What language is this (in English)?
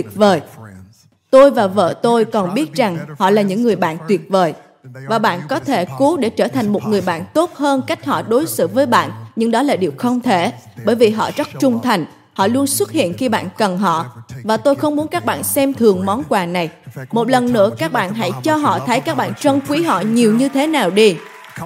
Vietnamese